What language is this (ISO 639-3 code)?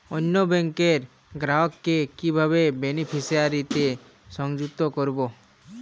ben